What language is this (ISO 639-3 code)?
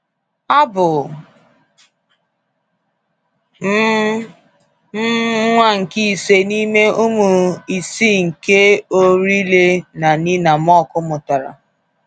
ibo